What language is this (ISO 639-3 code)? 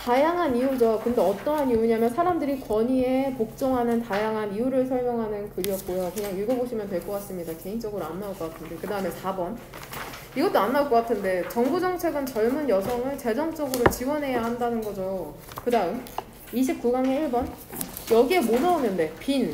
kor